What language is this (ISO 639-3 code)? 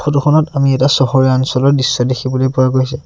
asm